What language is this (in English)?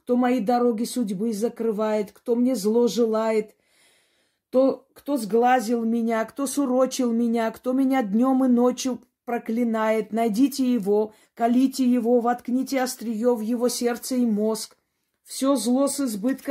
Russian